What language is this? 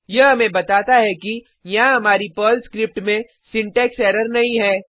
Hindi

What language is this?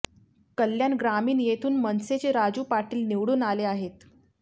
Marathi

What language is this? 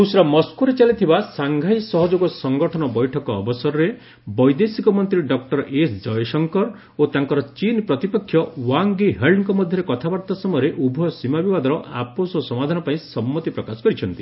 Odia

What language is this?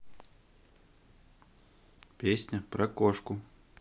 Russian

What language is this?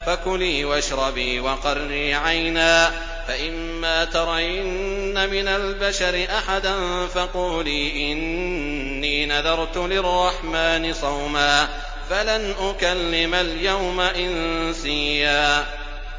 Arabic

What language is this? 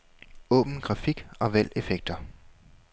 Danish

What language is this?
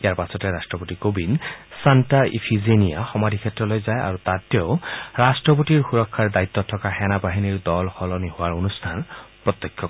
Assamese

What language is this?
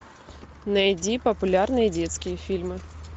Russian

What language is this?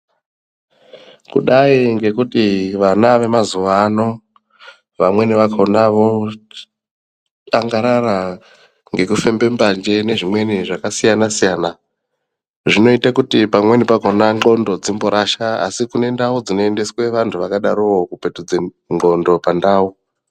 Ndau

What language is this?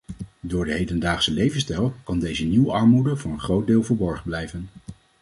Dutch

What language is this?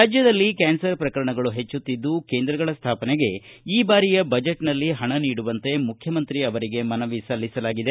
Kannada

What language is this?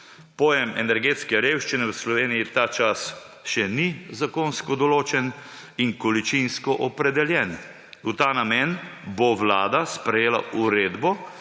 Slovenian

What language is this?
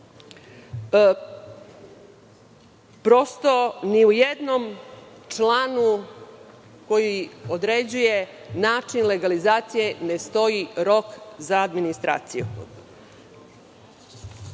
Serbian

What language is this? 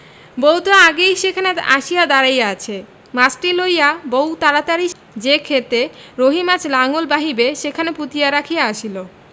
Bangla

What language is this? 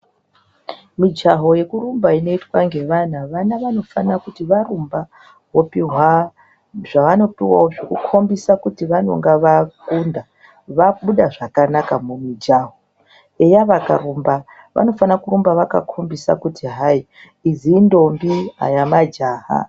Ndau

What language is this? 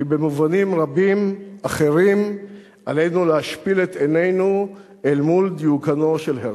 Hebrew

